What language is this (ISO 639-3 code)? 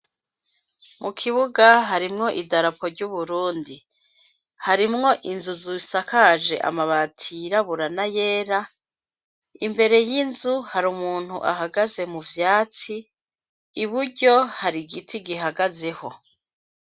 run